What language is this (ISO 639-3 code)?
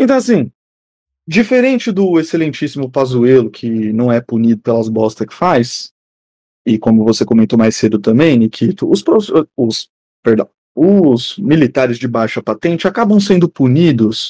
por